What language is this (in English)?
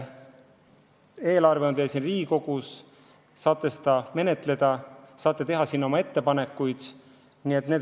Estonian